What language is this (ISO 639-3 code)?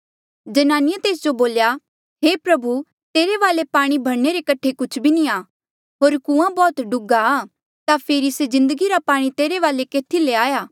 mjl